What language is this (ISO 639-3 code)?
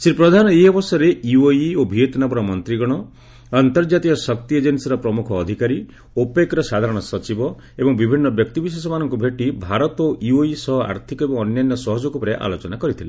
ori